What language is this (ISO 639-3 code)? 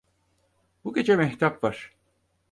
tur